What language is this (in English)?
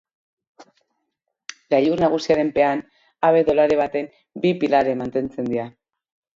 Basque